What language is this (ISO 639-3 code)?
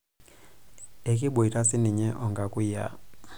mas